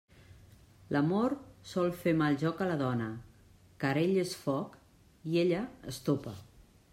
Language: Catalan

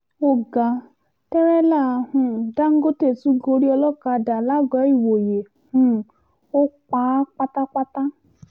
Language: Yoruba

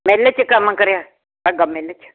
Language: Punjabi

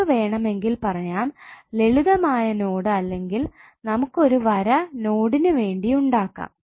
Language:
Malayalam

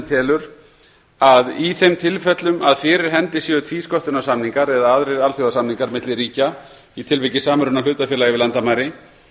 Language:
Icelandic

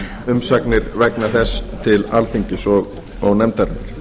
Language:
Icelandic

